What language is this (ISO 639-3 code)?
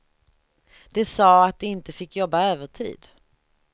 swe